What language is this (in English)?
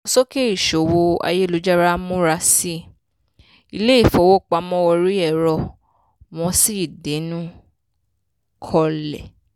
Yoruba